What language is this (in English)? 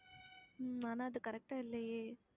Tamil